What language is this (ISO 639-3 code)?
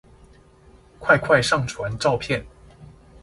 zho